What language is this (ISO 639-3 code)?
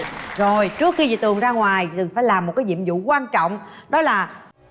vie